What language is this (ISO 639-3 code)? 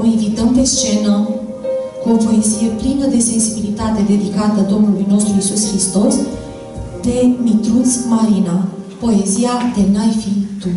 ron